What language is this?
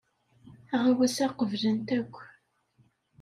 Kabyle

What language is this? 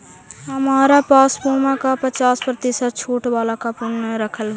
Magahi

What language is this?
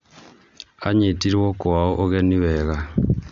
Kikuyu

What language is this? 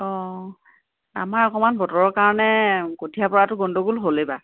Assamese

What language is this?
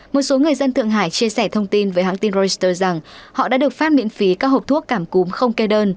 Vietnamese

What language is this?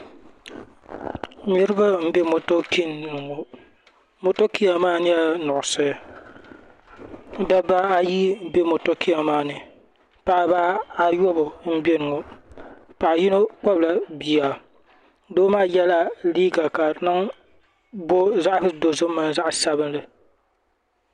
Dagbani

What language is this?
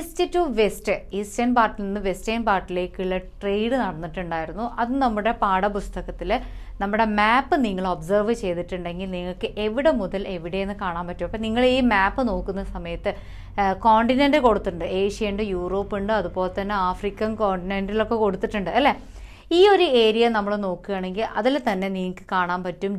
English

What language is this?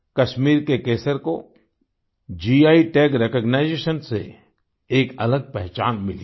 Hindi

